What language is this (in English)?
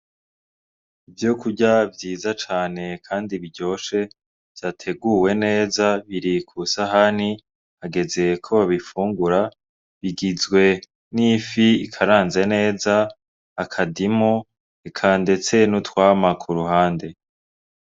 Rundi